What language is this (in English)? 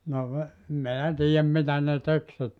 Finnish